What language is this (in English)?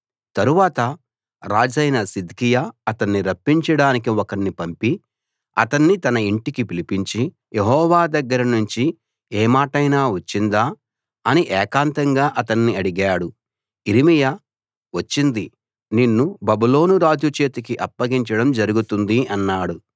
Telugu